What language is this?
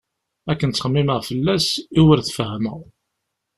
Kabyle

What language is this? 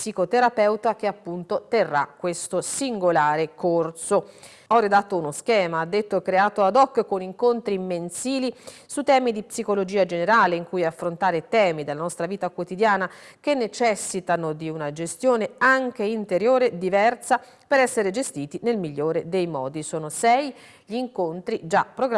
Italian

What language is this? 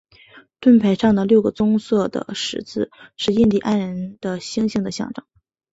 Chinese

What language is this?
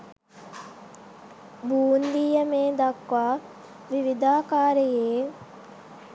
Sinhala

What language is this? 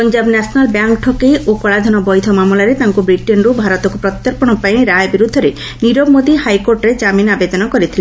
Odia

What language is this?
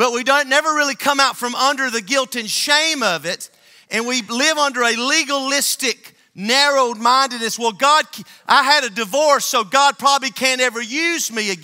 English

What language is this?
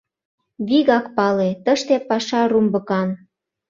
Mari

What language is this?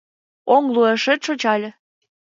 Mari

